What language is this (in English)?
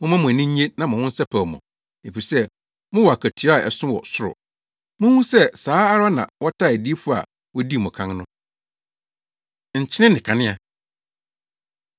Akan